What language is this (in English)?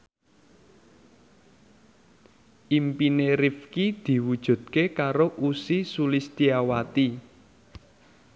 Javanese